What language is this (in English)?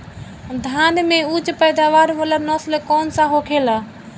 Bhojpuri